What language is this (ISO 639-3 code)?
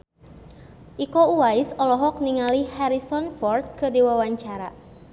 sun